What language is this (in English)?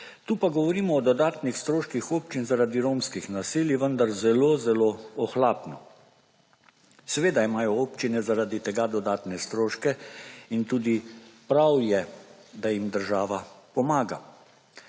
Slovenian